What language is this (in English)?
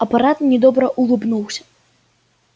Russian